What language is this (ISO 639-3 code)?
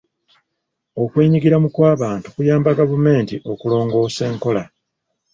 lug